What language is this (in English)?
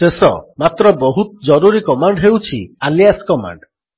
Odia